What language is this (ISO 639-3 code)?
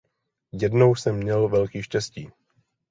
ces